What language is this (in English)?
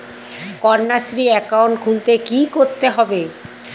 Bangla